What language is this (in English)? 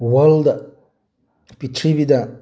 Manipuri